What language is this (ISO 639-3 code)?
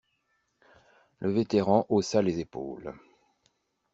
fra